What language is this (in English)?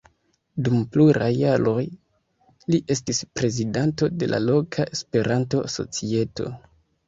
Esperanto